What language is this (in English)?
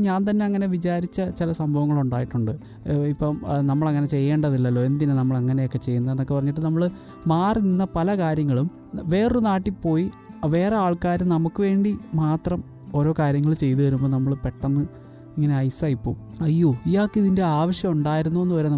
Malayalam